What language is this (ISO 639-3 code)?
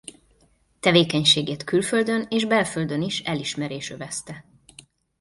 hun